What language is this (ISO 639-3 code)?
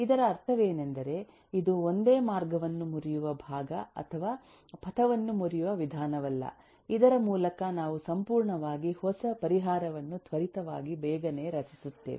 kan